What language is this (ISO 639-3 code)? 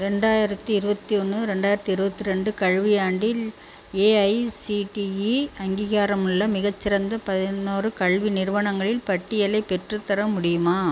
tam